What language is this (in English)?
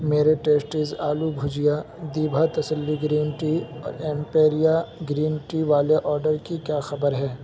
Urdu